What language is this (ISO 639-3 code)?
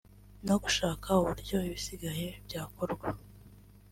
kin